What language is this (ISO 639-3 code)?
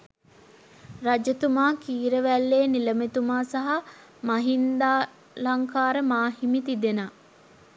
sin